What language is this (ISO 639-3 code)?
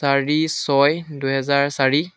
asm